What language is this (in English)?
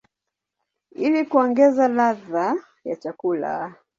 Swahili